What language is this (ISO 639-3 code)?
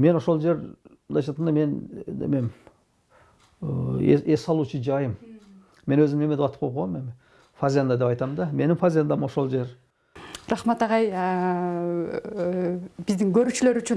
tur